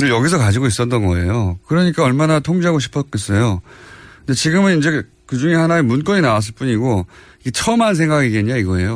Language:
Korean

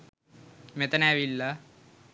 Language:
Sinhala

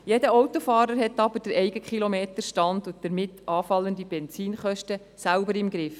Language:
Swiss German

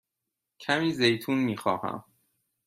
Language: Persian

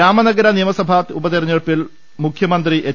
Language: Malayalam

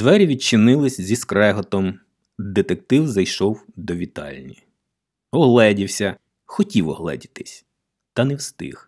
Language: Ukrainian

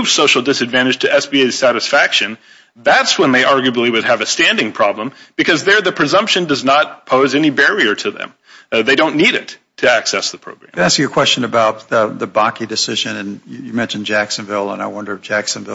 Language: English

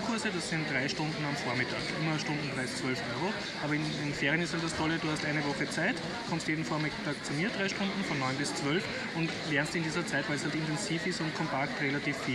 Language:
German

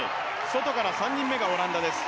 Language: Japanese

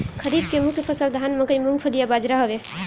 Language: Bhojpuri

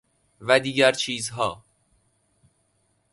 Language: Persian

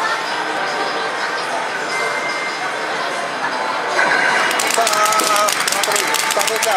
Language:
Japanese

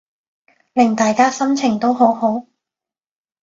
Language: Cantonese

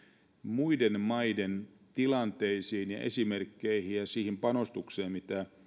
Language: Finnish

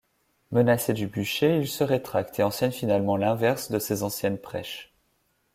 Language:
French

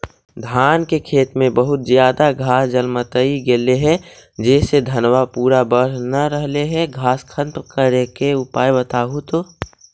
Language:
Magahi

